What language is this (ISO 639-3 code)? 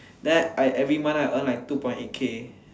eng